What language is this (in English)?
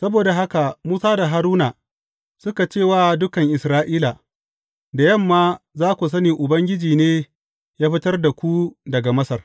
Hausa